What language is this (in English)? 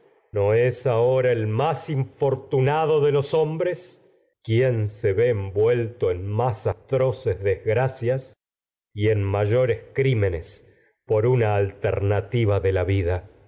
Spanish